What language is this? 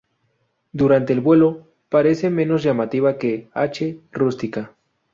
Spanish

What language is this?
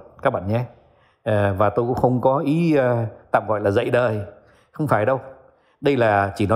Vietnamese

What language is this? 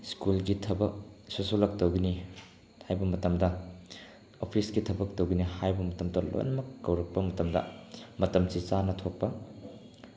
Manipuri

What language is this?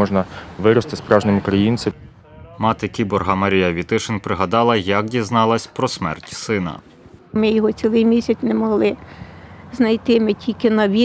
Ukrainian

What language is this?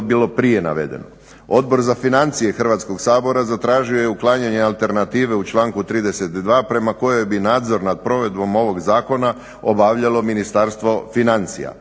Croatian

